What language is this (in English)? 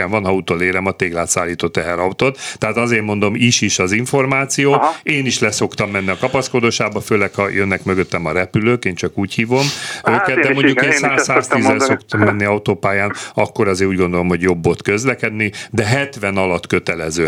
Hungarian